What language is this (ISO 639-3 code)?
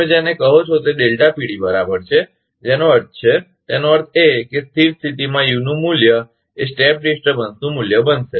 guj